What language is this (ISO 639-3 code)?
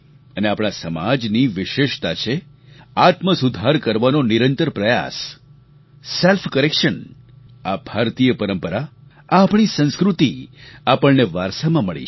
guj